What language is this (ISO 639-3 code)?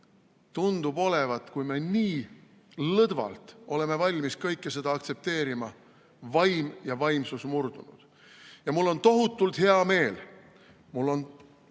est